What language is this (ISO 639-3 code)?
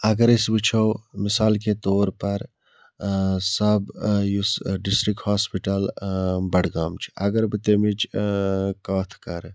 kas